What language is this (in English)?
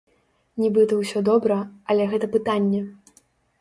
Belarusian